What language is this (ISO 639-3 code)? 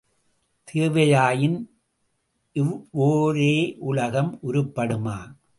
tam